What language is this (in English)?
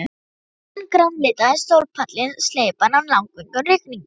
Icelandic